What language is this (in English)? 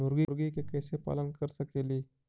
Magahi